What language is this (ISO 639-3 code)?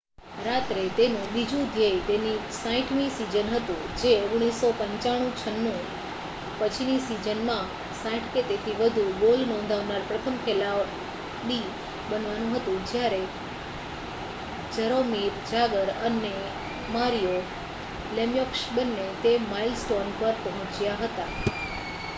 guj